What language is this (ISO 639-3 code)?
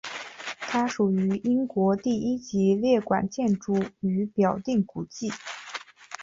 zho